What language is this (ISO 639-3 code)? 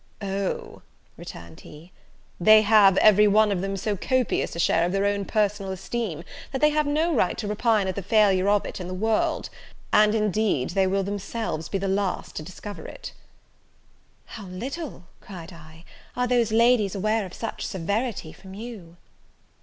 eng